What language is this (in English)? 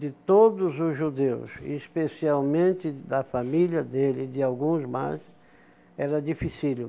Portuguese